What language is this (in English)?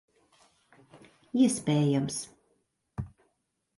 Latvian